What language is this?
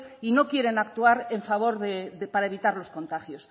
Spanish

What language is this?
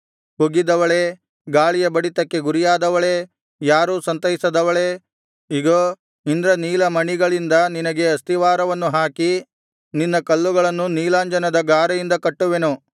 Kannada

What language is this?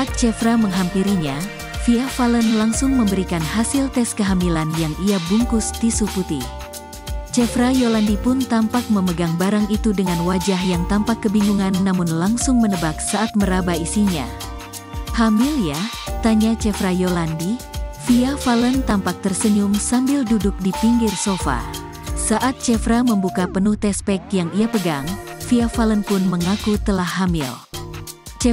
Indonesian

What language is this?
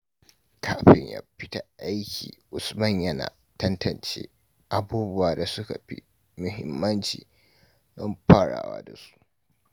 Hausa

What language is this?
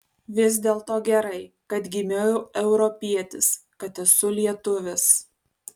Lithuanian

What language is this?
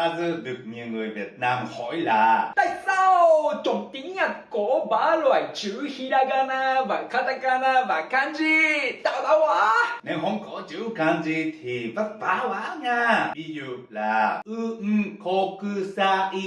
Japanese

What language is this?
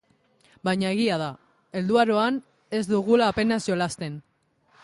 Basque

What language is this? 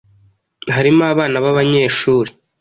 Kinyarwanda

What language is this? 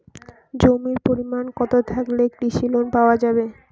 Bangla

